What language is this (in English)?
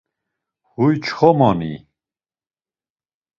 Laz